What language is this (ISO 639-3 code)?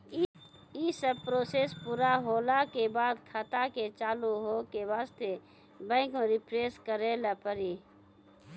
mai